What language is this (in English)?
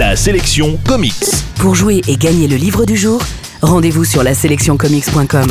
French